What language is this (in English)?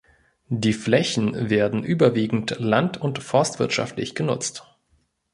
German